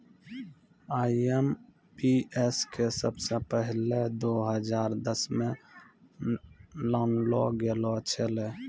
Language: Maithili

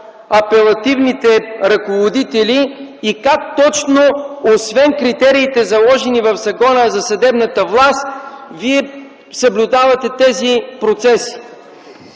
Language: Bulgarian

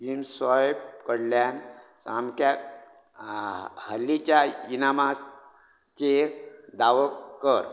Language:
Konkani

